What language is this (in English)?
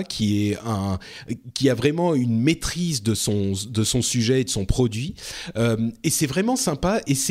French